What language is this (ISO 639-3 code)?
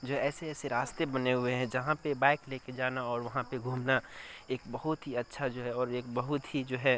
urd